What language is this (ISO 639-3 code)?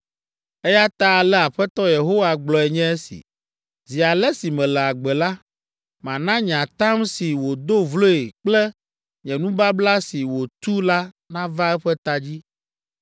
ewe